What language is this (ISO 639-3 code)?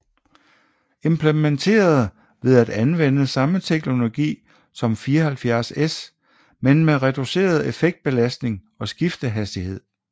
dan